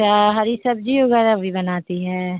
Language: Urdu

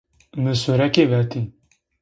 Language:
Zaza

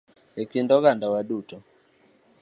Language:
Luo (Kenya and Tanzania)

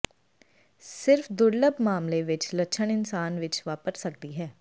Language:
Punjabi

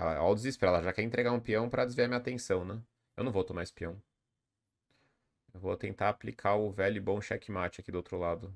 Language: Portuguese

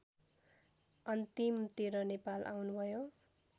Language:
Nepali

